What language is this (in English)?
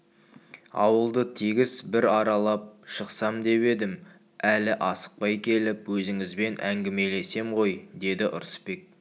Kazakh